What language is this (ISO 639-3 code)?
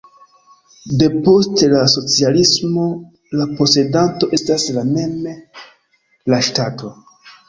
epo